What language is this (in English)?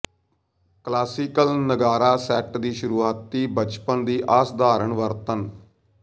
Punjabi